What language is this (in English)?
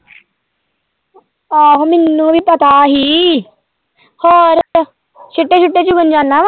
Punjabi